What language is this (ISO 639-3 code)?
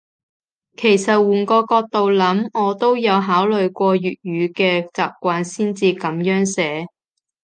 yue